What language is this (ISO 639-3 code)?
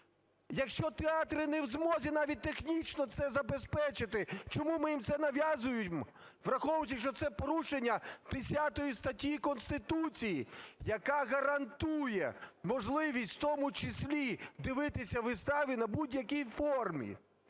ukr